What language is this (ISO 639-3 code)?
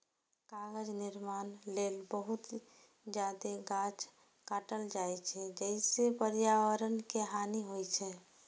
mai